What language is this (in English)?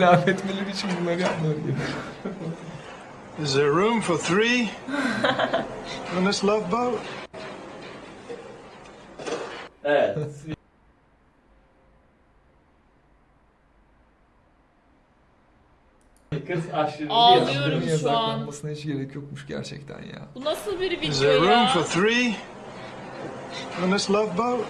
Turkish